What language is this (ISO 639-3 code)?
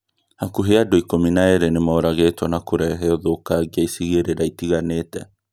kik